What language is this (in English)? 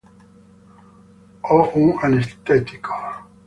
Italian